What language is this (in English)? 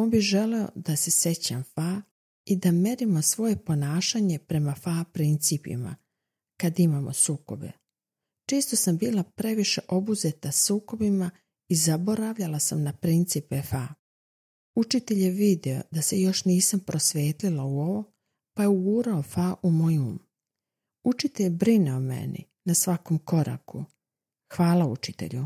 Croatian